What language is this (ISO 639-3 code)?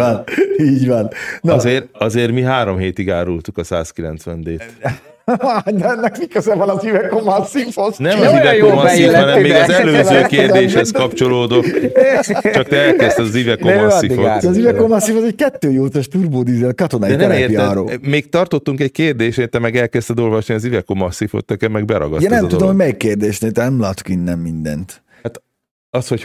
hun